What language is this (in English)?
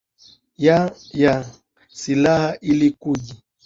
Swahili